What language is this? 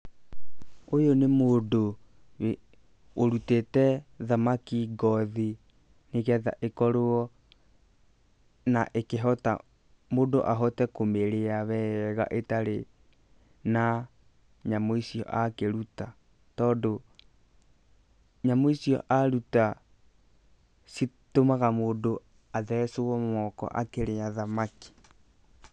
Kikuyu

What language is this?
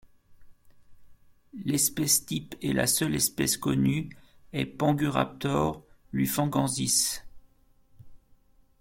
French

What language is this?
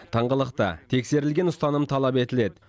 Kazakh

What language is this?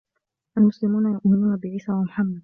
Arabic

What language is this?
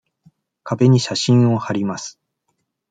Japanese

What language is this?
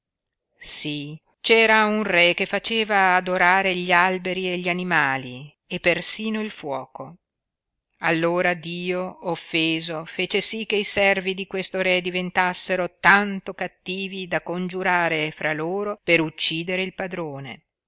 Italian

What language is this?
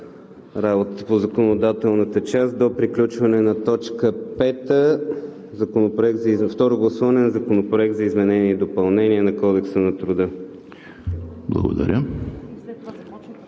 Bulgarian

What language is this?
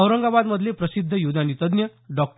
Marathi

